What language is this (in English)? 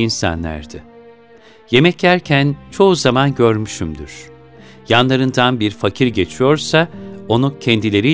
Turkish